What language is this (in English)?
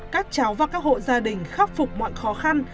Vietnamese